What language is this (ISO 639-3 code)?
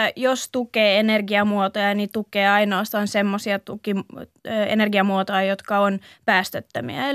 fin